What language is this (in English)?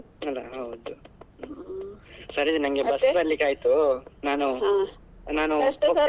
Kannada